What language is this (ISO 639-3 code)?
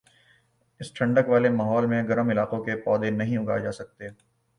urd